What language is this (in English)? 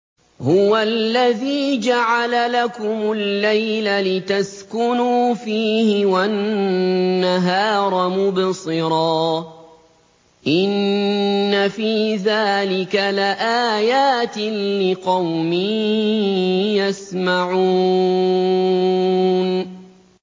Arabic